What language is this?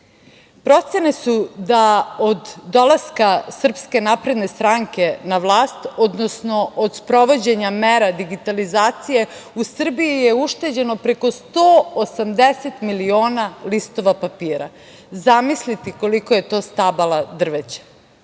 Serbian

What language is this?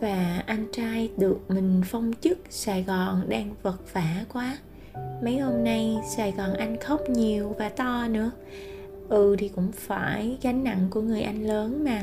Vietnamese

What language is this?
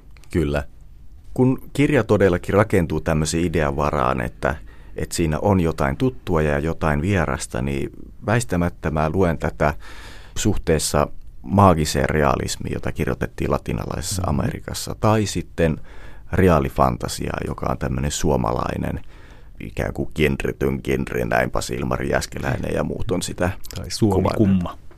Finnish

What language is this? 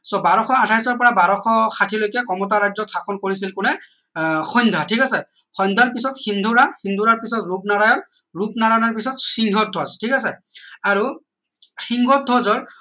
Assamese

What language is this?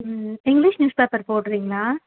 Tamil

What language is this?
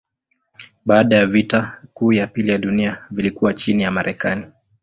Swahili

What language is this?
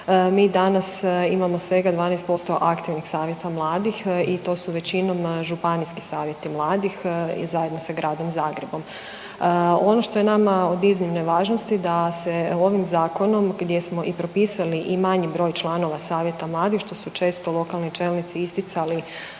Croatian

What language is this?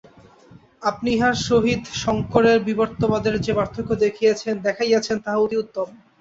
Bangla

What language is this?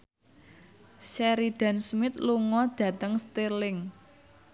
Javanese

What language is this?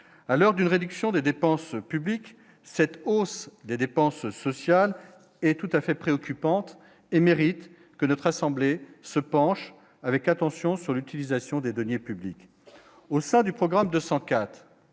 French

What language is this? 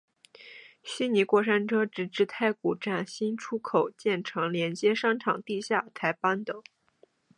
Chinese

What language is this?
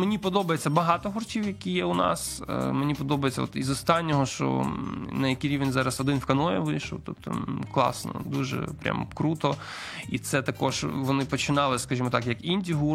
Ukrainian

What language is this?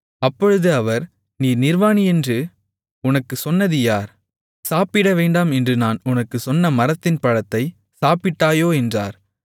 Tamil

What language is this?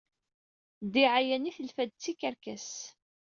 Kabyle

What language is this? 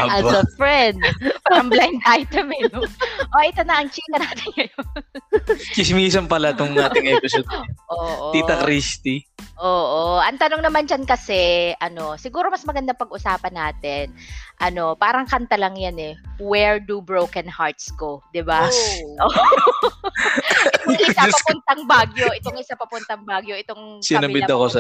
Filipino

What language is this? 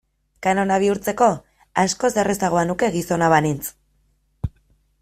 Basque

